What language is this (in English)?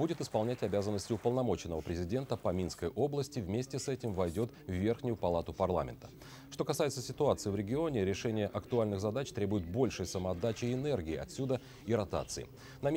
Russian